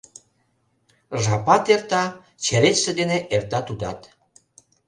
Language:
Mari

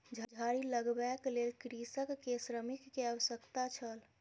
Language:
Maithili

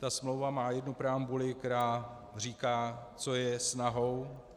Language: Czech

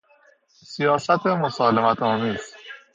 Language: Persian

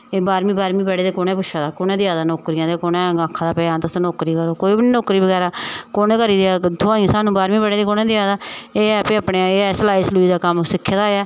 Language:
Dogri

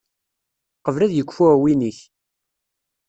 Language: Kabyle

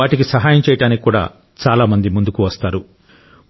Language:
Telugu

